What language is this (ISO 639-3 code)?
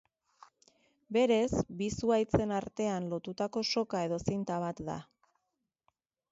eus